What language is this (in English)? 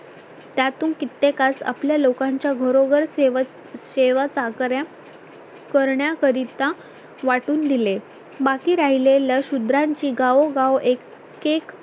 Marathi